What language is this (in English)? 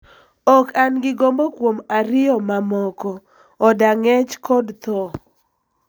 Luo (Kenya and Tanzania)